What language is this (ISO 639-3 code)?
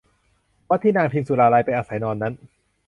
tha